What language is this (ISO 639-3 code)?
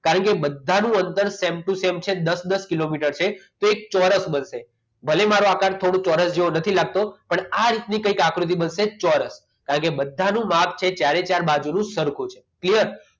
guj